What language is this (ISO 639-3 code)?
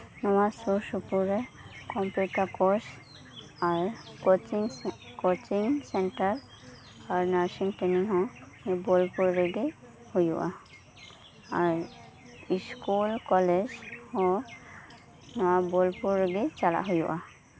sat